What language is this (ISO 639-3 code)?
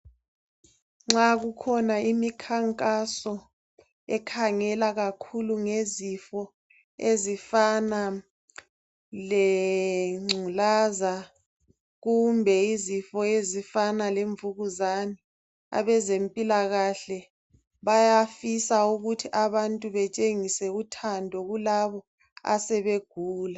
nde